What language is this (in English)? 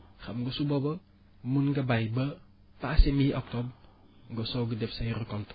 Wolof